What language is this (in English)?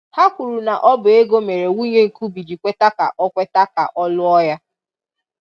Igbo